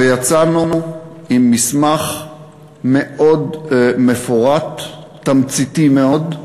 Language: Hebrew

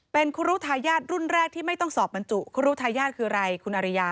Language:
Thai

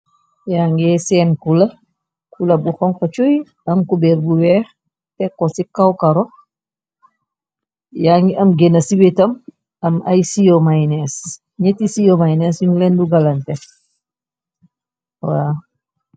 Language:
Wolof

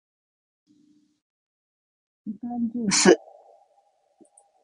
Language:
Japanese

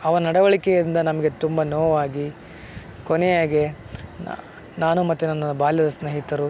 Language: Kannada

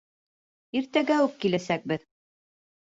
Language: Bashkir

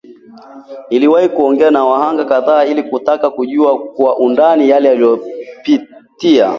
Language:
Swahili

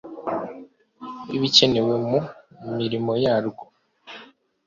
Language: Kinyarwanda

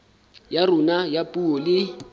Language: Southern Sotho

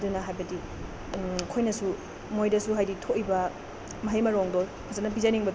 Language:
Manipuri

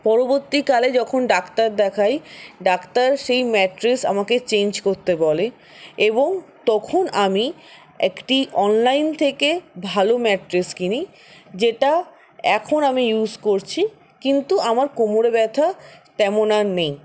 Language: Bangla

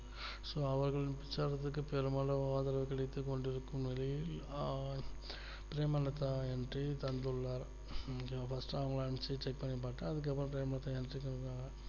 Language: Tamil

